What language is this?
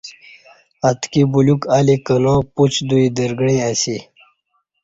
Kati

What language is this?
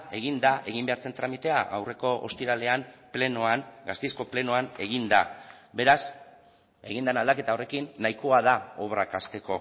Basque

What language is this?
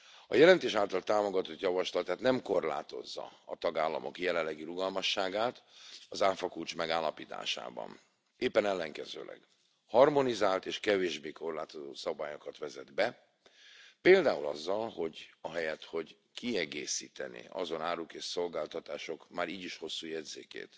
Hungarian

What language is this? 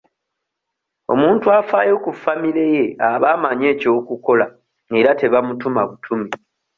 Ganda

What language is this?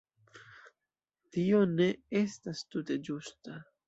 Esperanto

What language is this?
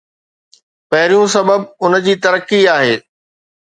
Sindhi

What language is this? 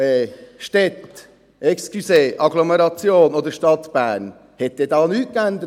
Swiss German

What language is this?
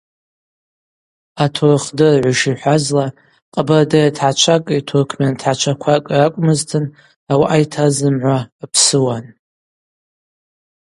Abaza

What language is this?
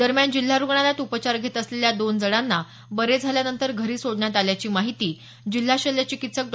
Marathi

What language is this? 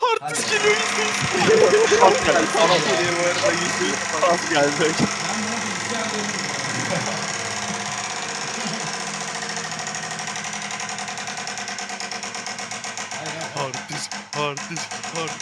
Turkish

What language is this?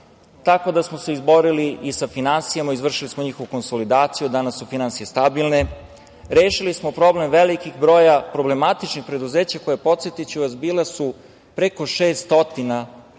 Serbian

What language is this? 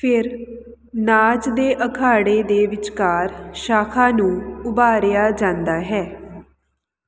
Punjabi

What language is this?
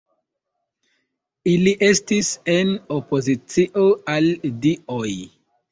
Esperanto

